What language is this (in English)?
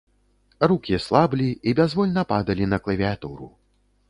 Belarusian